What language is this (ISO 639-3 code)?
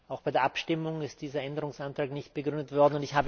deu